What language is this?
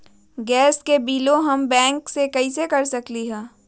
Magahi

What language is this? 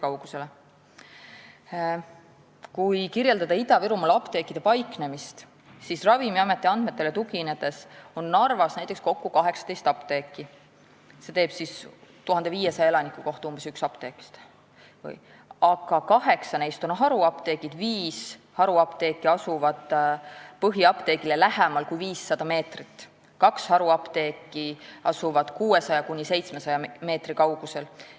Estonian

